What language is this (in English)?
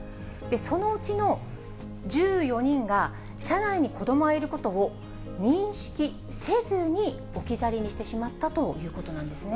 Japanese